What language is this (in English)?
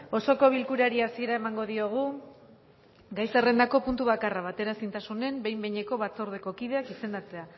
Basque